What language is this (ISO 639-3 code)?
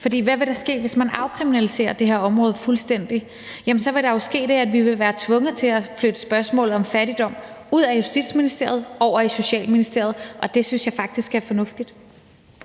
dan